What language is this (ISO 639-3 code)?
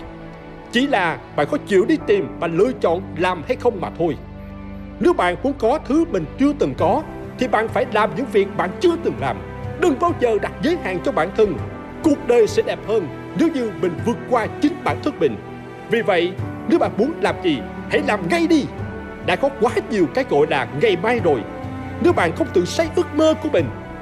vie